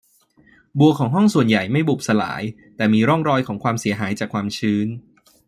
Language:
Thai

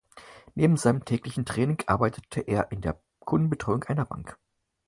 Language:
German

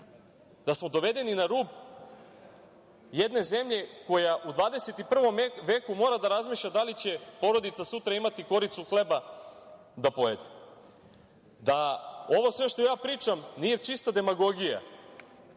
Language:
Serbian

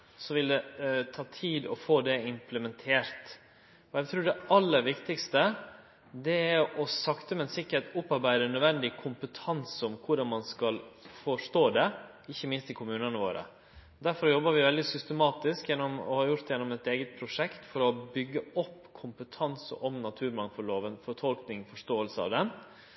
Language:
Norwegian Nynorsk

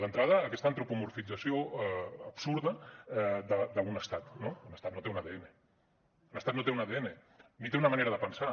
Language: Catalan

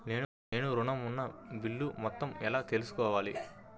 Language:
Telugu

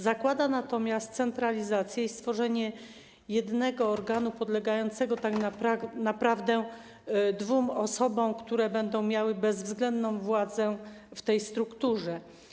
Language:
Polish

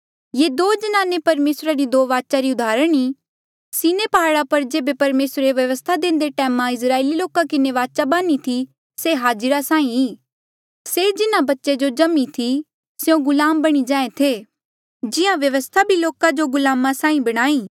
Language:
Mandeali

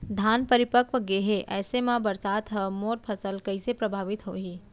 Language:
Chhattisgarhi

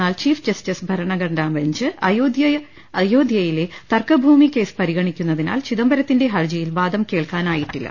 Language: Malayalam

